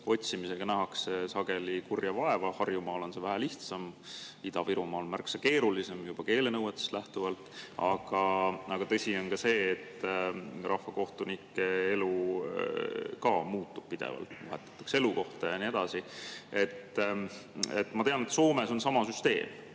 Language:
Estonian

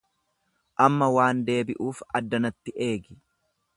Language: Oromo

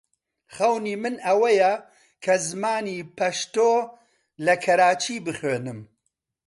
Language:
Central Kurdish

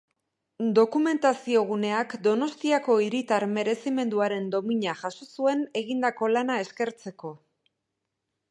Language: Basque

